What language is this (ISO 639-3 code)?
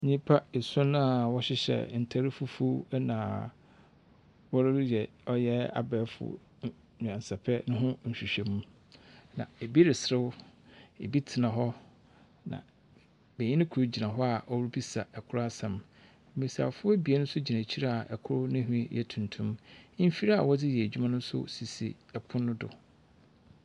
aka